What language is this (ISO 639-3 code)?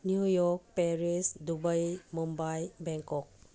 mni